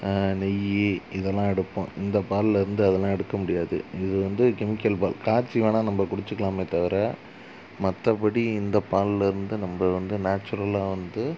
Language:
Tamil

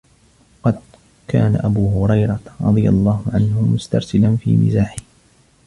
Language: Arabic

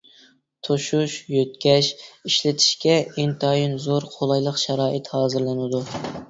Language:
Uyghur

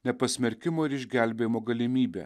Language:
Lithuanian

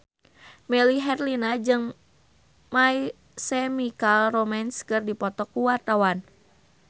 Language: Sundanese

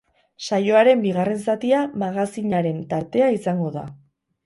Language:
Basque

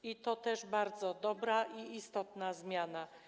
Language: Polish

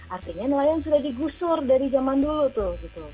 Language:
Indonesian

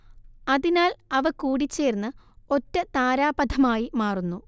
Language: Malayalam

